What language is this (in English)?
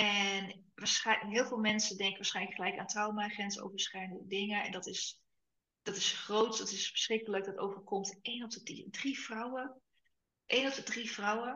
Dutch